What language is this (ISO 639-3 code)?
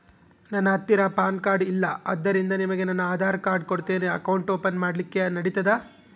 kan